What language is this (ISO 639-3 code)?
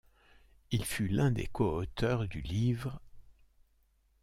fra